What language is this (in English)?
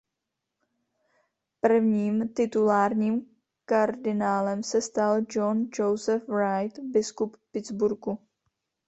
Czech